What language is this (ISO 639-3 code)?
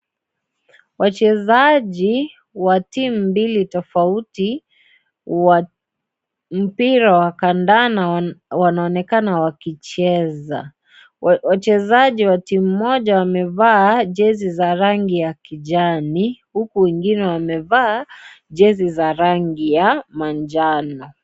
swa